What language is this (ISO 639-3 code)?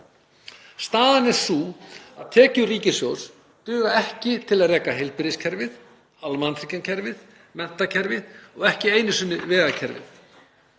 isl